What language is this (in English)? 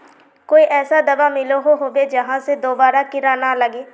Magahi